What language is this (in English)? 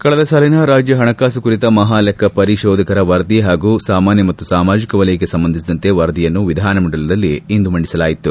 Kannada